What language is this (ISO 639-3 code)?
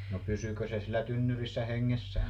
fin